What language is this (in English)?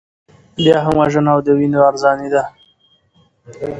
Pashto